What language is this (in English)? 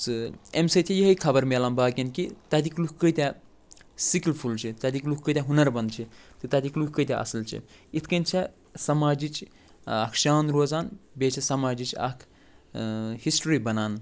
Kashmiri